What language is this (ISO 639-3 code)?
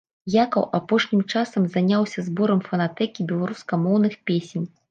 bel